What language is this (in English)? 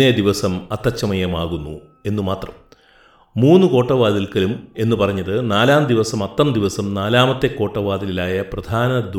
Malayalam